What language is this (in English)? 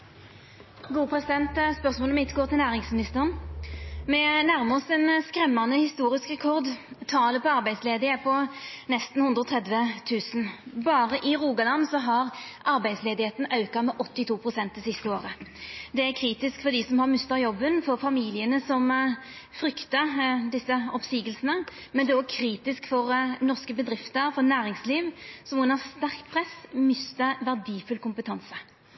Norwegian Nynorsk